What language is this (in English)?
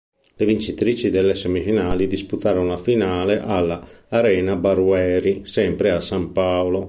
Italian